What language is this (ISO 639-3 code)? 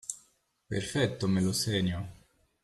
ita